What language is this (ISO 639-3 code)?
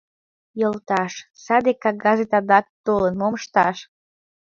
chm